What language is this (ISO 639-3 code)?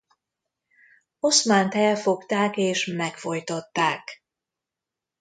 hun